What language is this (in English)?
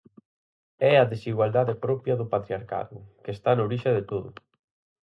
Galician